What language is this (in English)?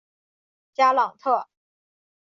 Chinese